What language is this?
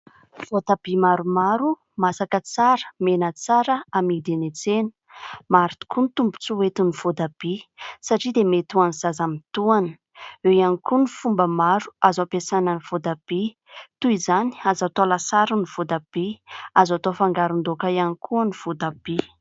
Malagasy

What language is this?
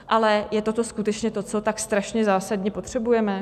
Czech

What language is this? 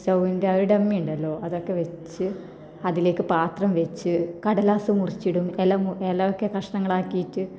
Malayalam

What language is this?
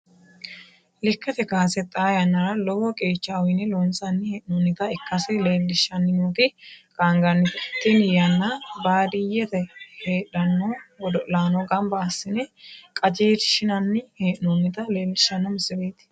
Sidamo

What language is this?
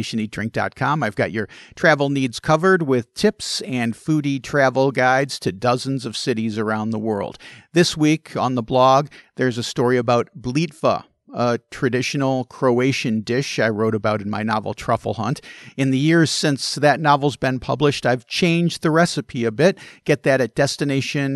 English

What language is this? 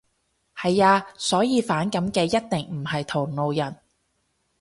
Cantonese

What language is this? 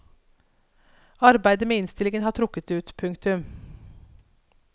Norwegian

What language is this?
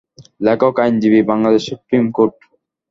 Bangla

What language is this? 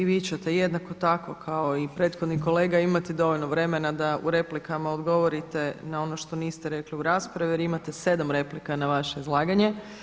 Croatian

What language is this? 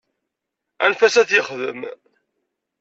Kabyle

